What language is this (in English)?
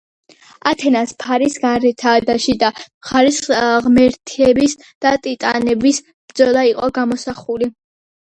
Georgian